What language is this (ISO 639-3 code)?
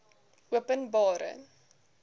afr